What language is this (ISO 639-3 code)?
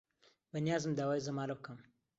ckb